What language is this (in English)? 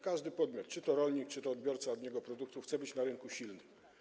Polish